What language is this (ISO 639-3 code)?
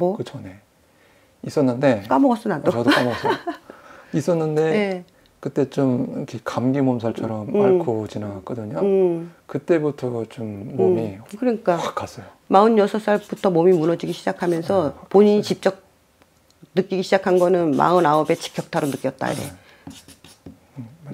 kor